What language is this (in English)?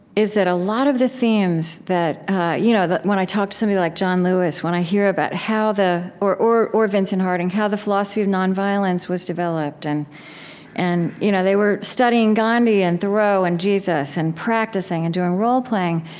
English